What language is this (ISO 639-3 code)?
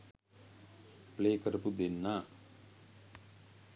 sin